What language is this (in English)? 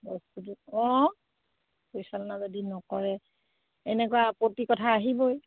Assamese